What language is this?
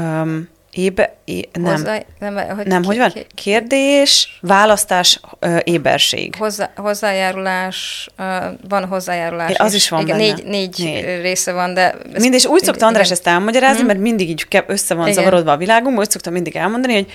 Hungarian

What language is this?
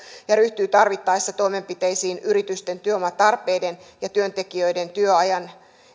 Finnish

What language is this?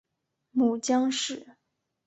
Chinese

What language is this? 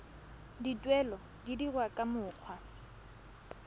Tswana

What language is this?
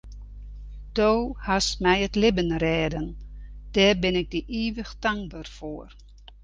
Western Frisian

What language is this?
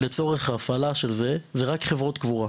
Hebrew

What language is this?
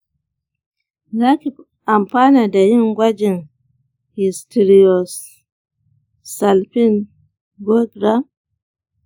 Hausa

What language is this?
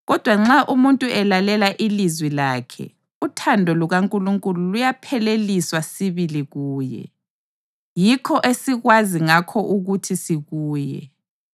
North Ndebele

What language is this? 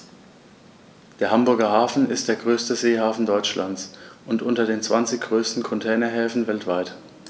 German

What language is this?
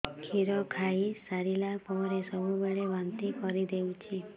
Odia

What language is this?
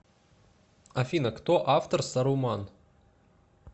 Russian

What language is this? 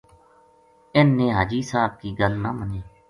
Gujari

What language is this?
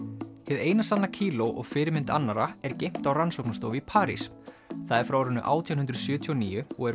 Icelandic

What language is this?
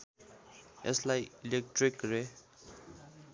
Nepali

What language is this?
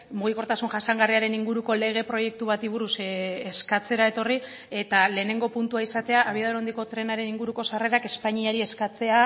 Basque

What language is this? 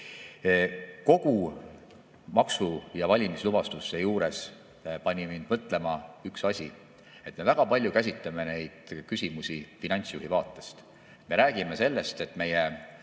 Estonian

